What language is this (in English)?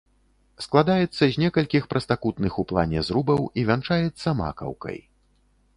Belarusian